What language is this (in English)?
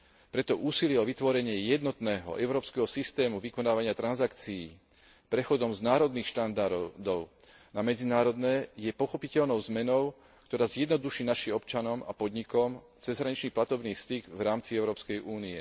Slovak